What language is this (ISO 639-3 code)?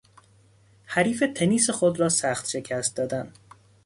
fas